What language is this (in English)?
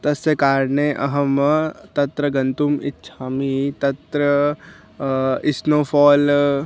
Sanskrit